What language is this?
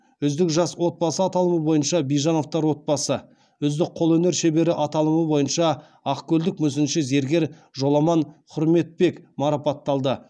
Kazakh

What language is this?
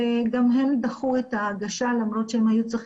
Hebrew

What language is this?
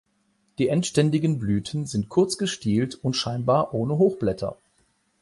German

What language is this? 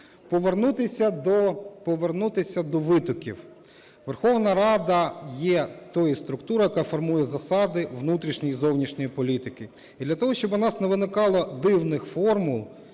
Ukrainian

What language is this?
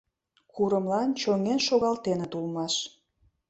Mari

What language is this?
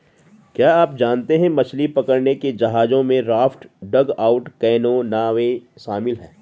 Hindi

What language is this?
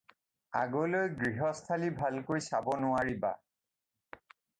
Assamese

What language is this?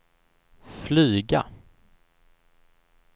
Swedish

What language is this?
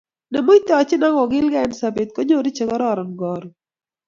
Kalenjin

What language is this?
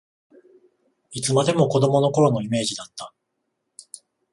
Japanese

